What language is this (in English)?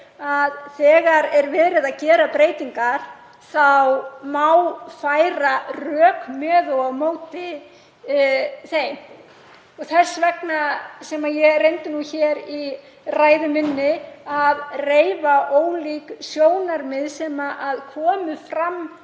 Icelandic